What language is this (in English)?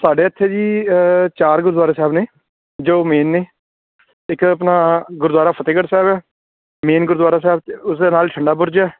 Punjabi